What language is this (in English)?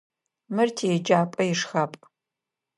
Adyghe